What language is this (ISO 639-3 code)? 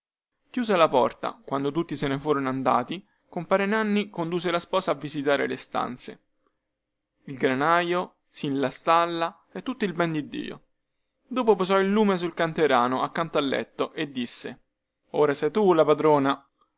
ita